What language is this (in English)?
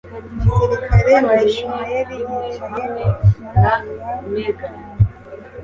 Kinyarwanda